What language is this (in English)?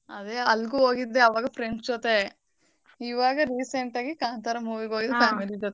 Kannada